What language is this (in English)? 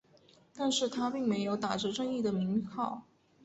Chinese